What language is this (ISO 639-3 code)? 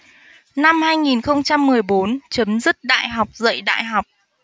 vie